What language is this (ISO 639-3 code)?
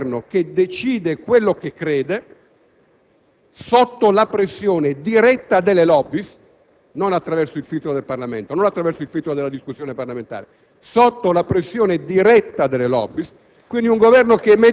ita